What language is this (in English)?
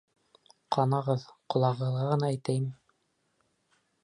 Bashkir